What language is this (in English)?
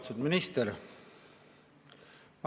Estonian